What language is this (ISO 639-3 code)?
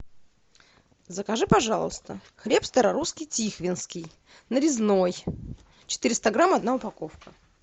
rus